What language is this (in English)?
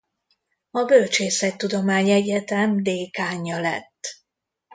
Hungarian